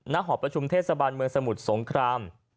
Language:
Thai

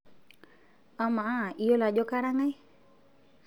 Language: Masai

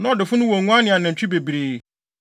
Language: Akan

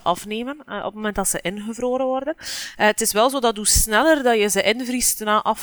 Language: Dutch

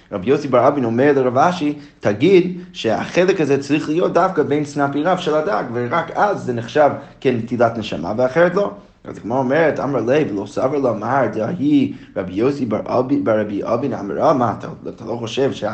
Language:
Hebrew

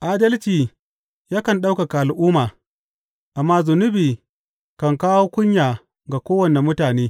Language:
Hausa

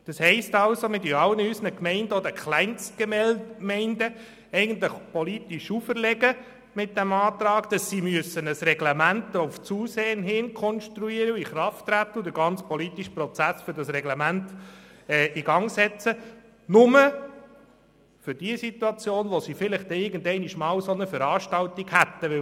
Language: Swiss German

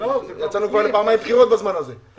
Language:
Hebrew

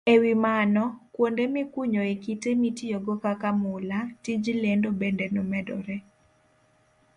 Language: Luo (Kenya and Tanzania)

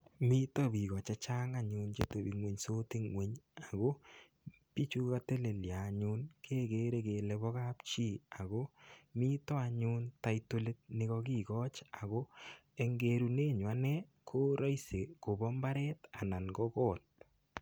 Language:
Kalenjin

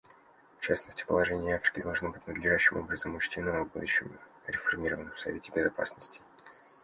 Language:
Russian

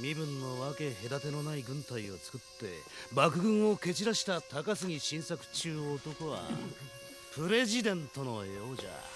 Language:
Japanese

